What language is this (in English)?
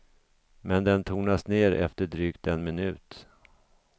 Swedish